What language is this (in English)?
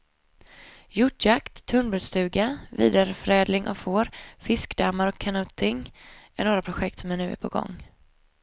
Swedish